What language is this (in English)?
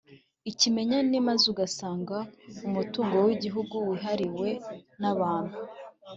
Kinyarwanda